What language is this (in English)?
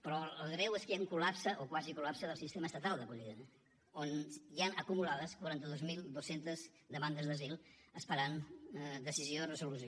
Catalan